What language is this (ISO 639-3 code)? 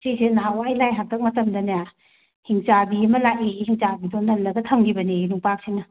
mni